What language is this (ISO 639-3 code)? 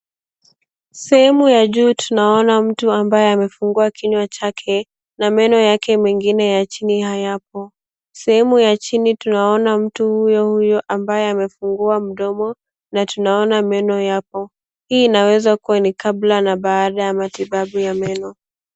swa